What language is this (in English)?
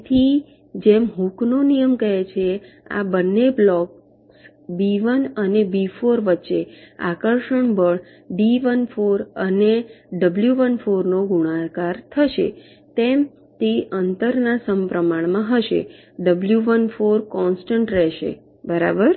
Gujarati